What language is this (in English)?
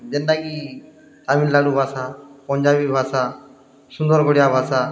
Odia